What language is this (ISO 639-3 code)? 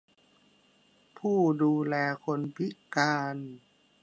tha